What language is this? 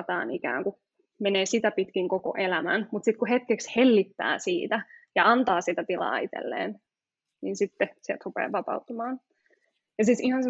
Finnish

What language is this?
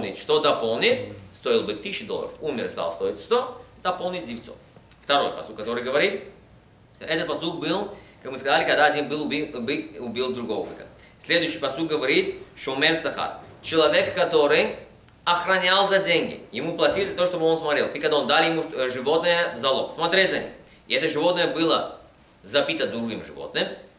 Russian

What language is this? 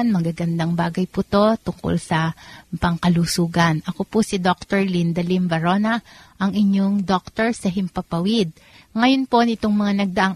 Filipino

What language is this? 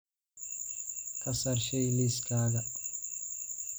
Somali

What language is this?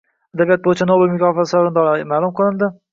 Uzbek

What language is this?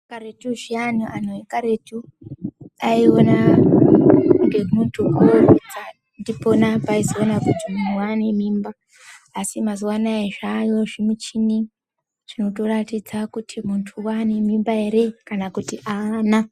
Ndau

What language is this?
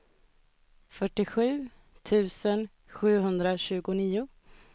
Swedish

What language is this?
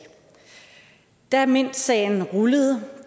Danish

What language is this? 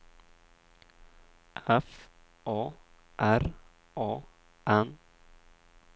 Swedish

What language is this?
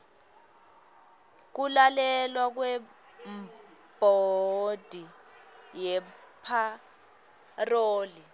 Swati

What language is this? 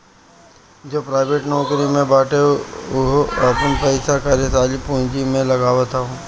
Bhojpuri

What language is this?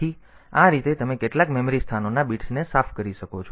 Gujarati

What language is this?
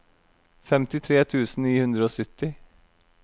Norwegian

